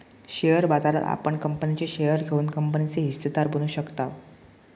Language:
Marathi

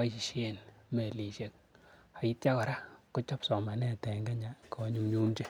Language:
Kalenjin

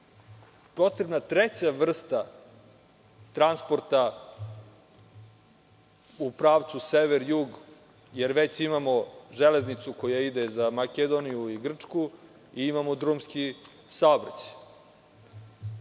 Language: Serbian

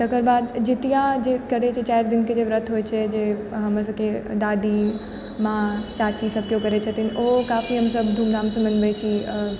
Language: Maithili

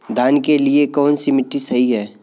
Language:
Hindi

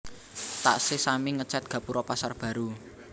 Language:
Javanese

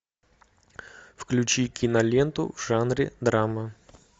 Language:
Russian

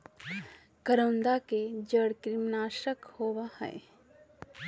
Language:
Magahi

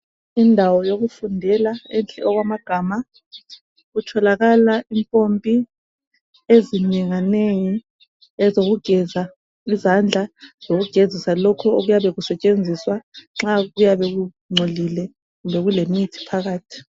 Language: North Ndebele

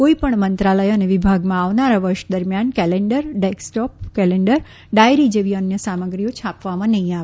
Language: Gujarati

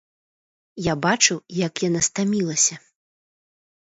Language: Belarusian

